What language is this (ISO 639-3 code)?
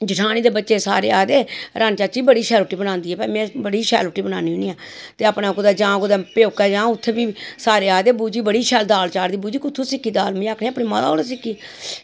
doi